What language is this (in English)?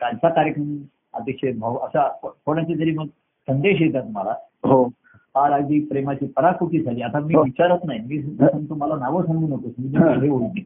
Marathi